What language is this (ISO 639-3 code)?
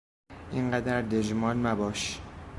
fas